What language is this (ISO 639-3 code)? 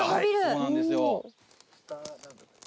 jpn